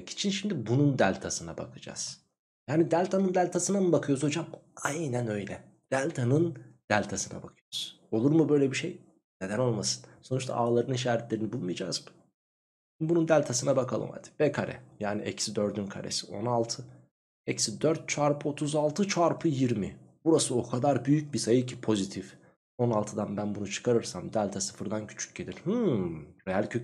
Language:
Turkish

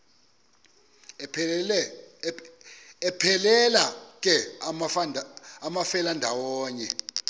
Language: Xhosa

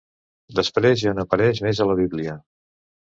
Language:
Catalan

